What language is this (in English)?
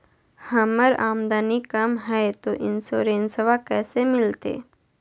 Magahi